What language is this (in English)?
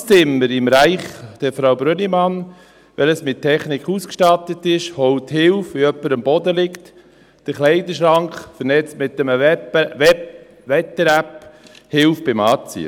Swiss German